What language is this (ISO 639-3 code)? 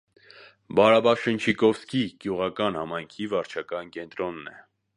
hye